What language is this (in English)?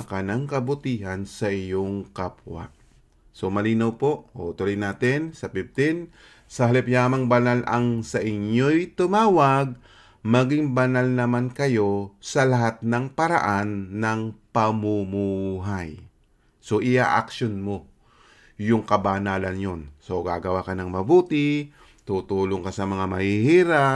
Filipino